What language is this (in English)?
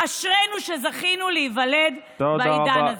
Hebrew